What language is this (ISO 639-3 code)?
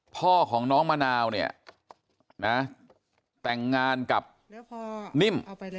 tha